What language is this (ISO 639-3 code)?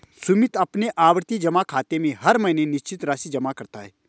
hin